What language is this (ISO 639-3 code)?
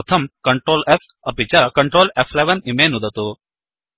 san